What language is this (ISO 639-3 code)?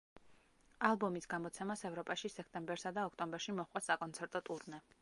kat